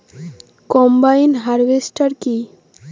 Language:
Bangla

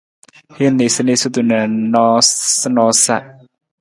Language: Nawdm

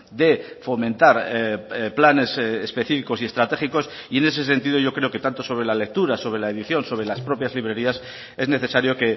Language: Spanish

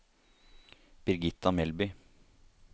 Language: Norwegian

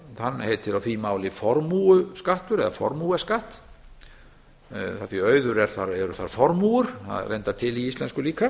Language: Icelandic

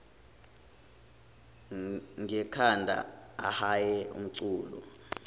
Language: Zulu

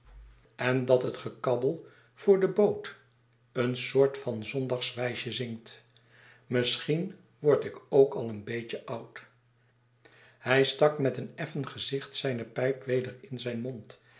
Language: Dutch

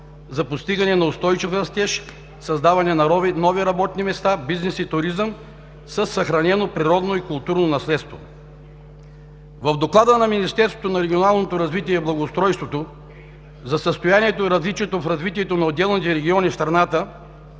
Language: Bulgarian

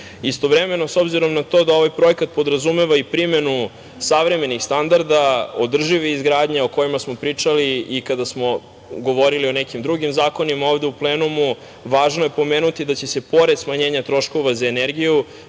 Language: Serbian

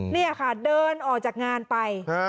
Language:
Thai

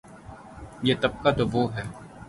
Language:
Urdu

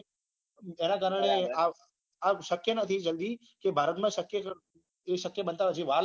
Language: Gujarati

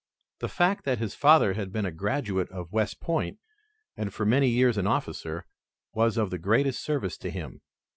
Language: English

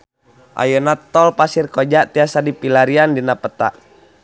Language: Sundanese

